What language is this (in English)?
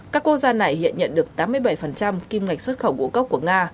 Vietnamese